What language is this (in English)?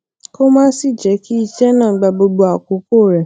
Yoruba